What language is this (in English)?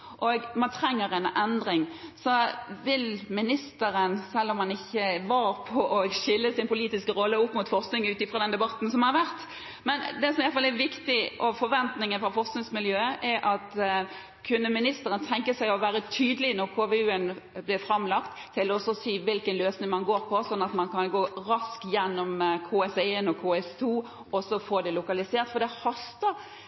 Norwegian Bokmål